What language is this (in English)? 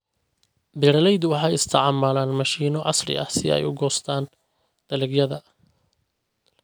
Somali